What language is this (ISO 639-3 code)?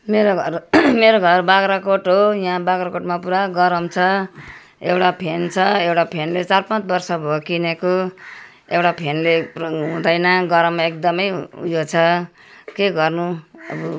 nep